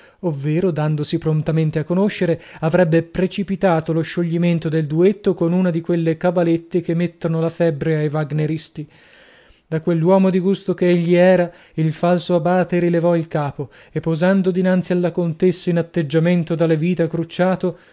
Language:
Italian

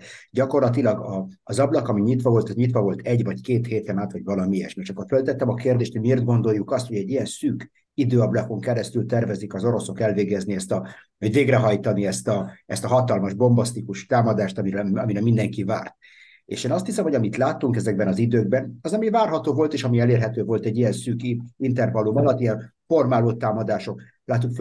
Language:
Hungarian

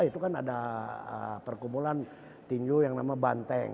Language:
Indonesian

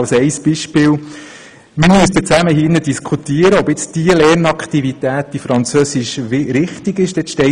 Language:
Swiss German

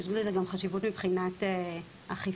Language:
Hebrew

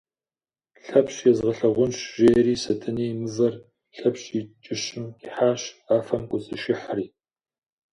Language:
Kabardian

